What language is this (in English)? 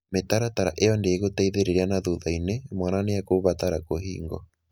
Kikuyu